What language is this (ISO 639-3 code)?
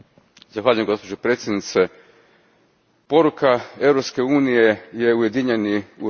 hrv